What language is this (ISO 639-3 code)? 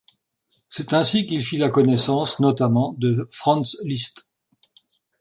fra